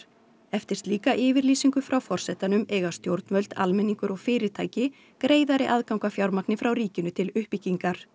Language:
Icelandic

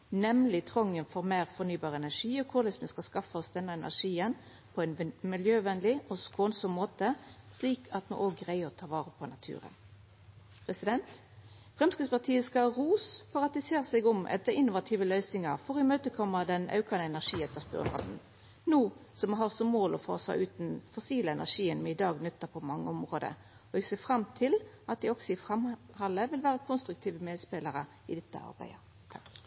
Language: Norwegian Nynorsk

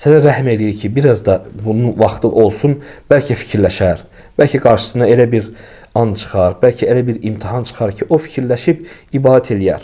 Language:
Turkish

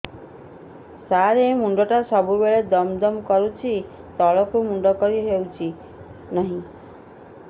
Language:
Odia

